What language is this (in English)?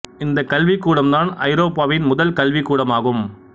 Tamil